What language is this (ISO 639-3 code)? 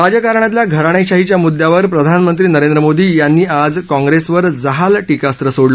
mar